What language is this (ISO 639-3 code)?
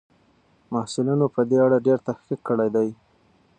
pus